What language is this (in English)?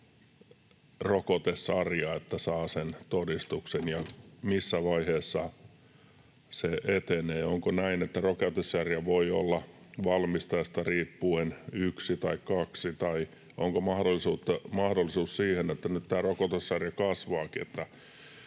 Finnish